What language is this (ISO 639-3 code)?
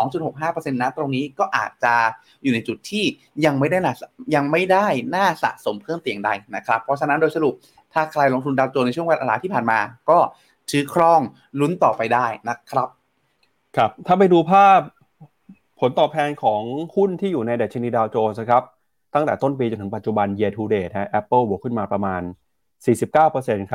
tha